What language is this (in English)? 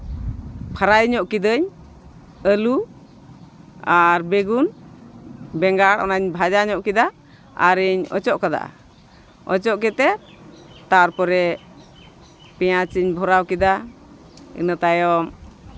Santali